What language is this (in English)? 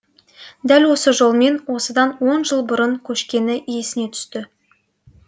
Kazakh